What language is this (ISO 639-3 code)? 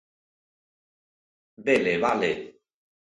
glg